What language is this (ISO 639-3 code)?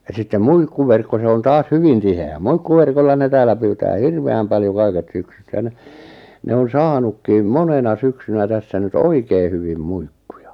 fin